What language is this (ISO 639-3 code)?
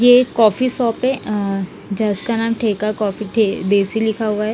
hin